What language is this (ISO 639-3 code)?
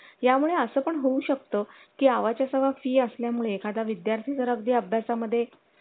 mar